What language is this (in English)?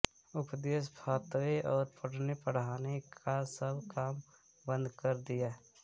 Hindi